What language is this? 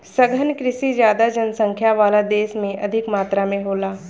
Bhojpuri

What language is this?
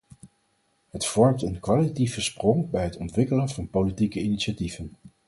Dutch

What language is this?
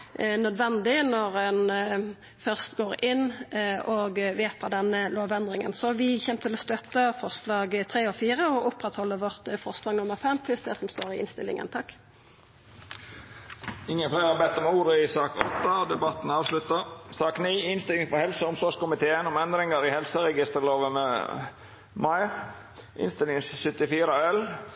Norwegian Nynorsk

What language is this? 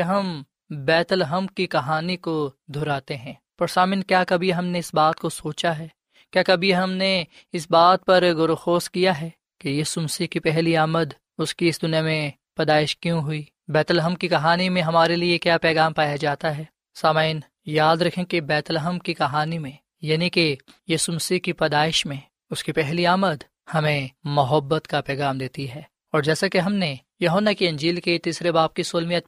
Urdu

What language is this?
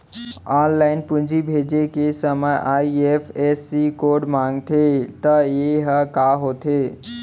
Chhattisgarhi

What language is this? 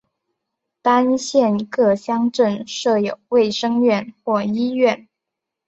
Chinese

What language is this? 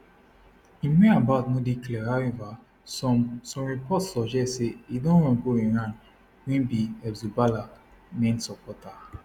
Nigerian Pidgin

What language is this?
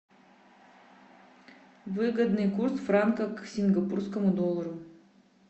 Russian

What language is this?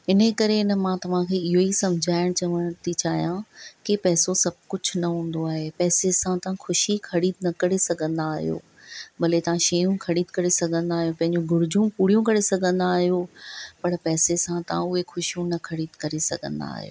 Sindhi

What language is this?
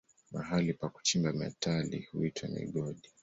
Swahili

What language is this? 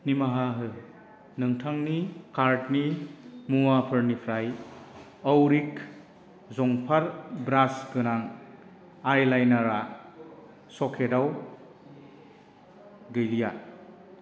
Bodo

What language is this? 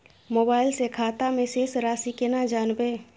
Maithili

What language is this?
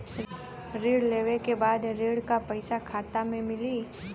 Bhojpuri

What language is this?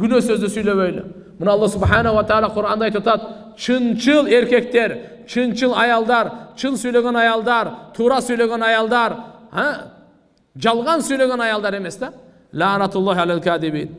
Turkish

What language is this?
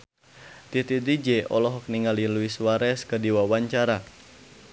Sundanese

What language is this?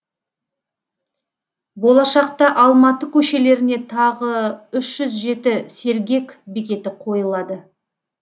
Kazakh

